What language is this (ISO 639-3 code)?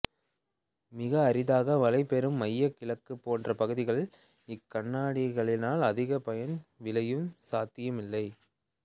tam